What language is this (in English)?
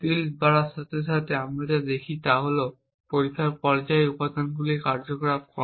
Bangla